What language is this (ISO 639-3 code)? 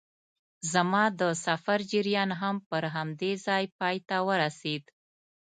pus